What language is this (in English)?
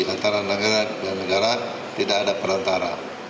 Indonesian